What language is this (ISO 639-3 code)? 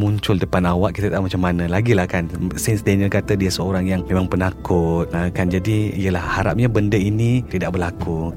msa